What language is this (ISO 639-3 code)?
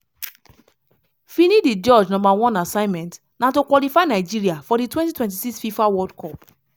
pcm